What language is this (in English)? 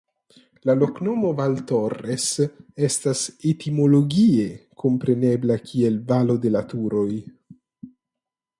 Esperanto